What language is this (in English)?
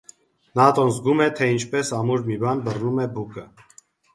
Armenian